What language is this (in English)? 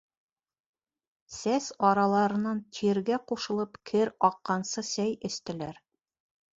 Bashkir